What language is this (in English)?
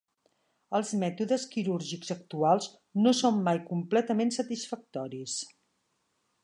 Catalan